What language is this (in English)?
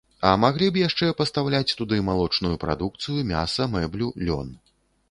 Belarusian